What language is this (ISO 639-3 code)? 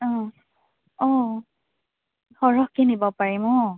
asm